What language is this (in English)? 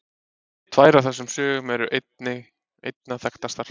Icelandic